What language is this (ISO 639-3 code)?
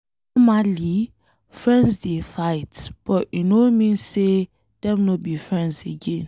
pcm